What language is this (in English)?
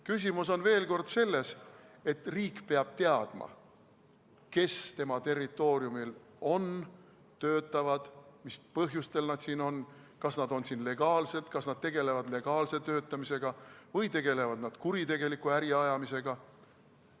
Estonian